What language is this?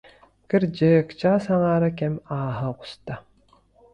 Yakut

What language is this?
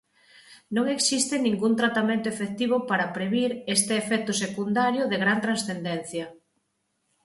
Galician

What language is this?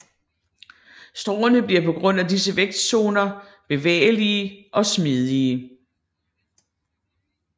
Danish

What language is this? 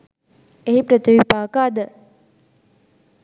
Sinhala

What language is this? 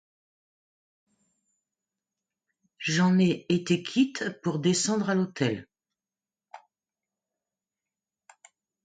French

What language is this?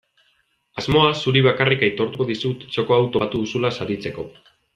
Basque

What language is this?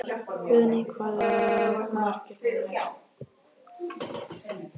Icelandic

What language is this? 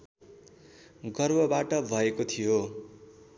Nepali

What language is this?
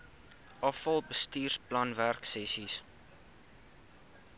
Afrikaans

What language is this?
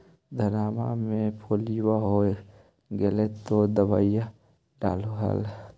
Magahi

